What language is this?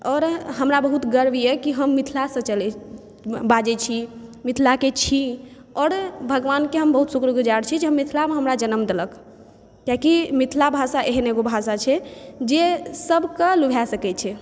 Maithili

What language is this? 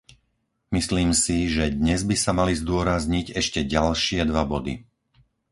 Slovak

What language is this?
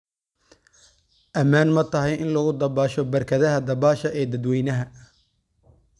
Somali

